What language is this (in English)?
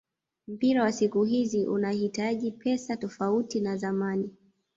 Swahili